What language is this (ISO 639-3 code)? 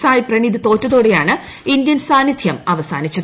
mal